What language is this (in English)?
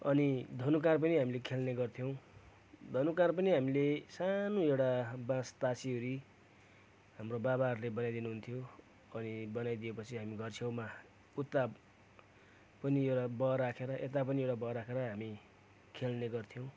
Nepali